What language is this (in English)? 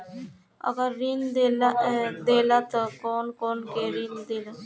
Bhojpuri